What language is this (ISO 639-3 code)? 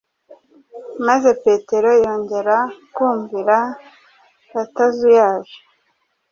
kin